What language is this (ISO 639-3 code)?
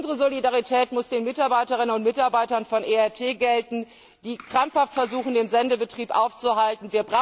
deu